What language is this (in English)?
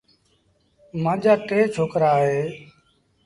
Sindhi Bhil